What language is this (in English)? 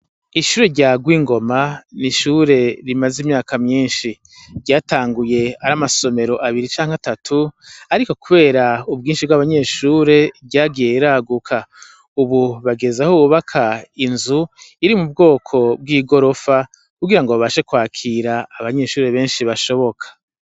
Rundi